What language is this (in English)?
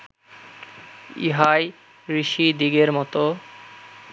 Bangla